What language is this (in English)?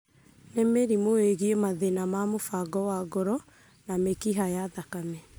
Kikuyu